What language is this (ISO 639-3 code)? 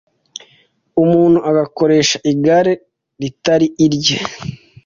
kin